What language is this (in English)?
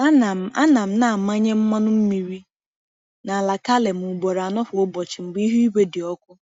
Igbo